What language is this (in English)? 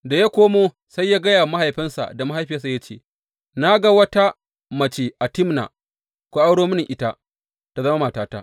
Hausa